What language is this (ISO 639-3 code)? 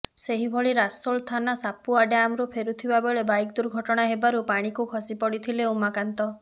ori